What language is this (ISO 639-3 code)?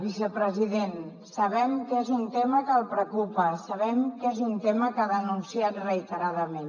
cat